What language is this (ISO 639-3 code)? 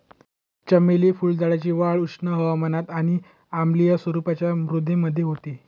mar